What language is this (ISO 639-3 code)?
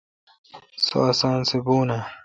xka